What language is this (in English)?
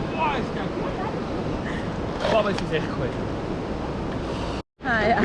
German